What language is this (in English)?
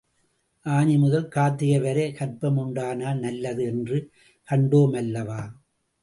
Tamil